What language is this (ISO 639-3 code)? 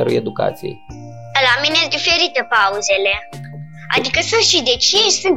ron